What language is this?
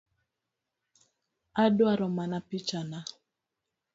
Luo (Kenya and Tanzania)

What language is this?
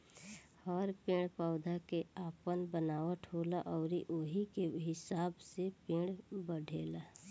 Bhojpuri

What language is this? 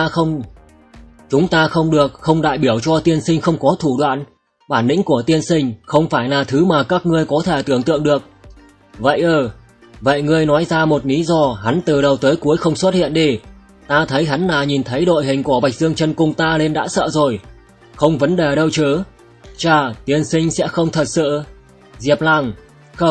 Vietnamese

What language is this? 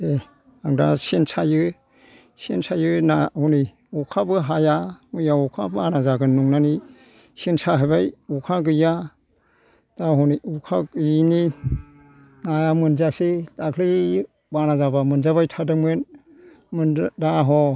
Bodo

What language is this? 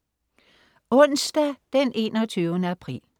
Danish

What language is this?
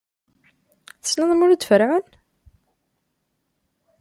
Kabyle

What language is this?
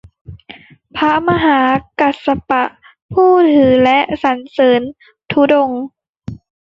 Thai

